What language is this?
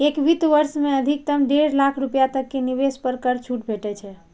Maithili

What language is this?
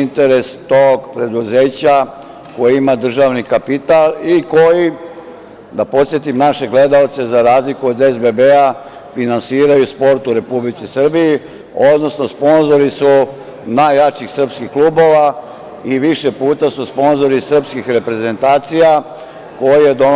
Serbian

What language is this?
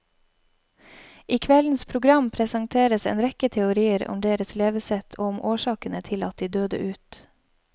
Norwegian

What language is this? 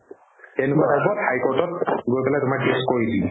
Assamese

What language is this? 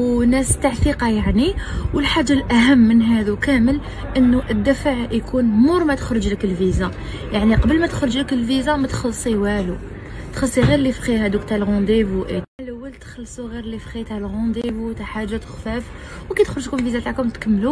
Arabic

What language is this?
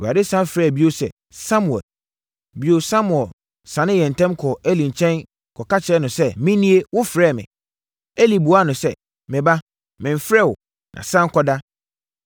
Akan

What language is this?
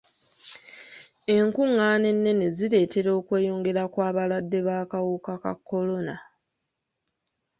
Ganda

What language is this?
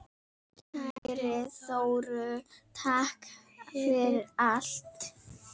Icelandic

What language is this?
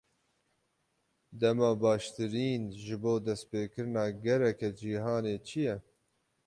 Kurdish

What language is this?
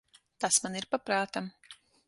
Latvian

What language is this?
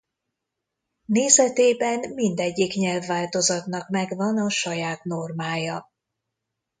Hungarian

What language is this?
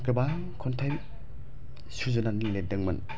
Bodo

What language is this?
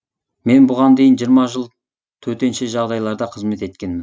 Kazakh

